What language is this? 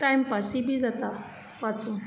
Konkani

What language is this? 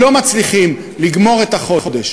Hebrew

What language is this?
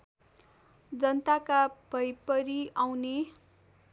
Nepali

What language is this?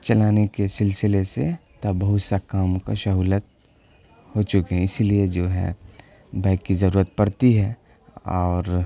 Urdu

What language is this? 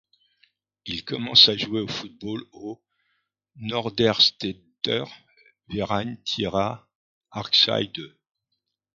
French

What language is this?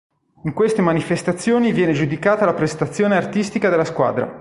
Italian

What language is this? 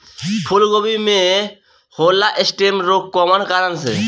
Bhojpuri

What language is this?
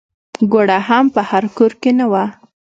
Pashto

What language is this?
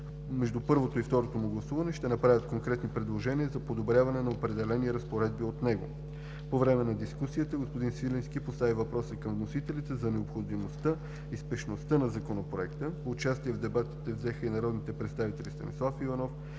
Bulgarian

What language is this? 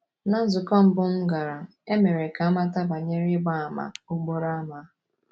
Igbo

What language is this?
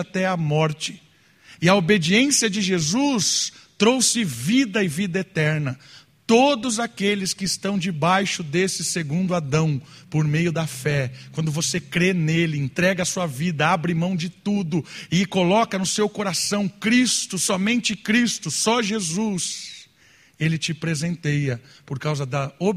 Portuguese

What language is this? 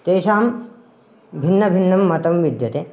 Sanskrit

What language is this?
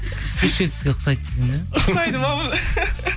Kazakh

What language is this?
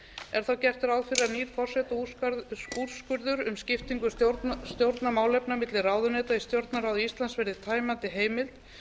Icelandic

